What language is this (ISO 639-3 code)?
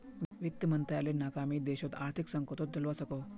mag